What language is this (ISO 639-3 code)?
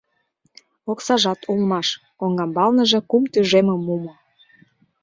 chm